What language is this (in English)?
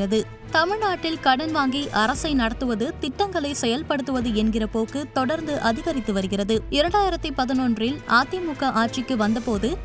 Tamil